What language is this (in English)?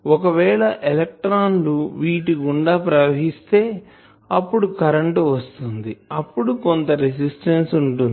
Telugu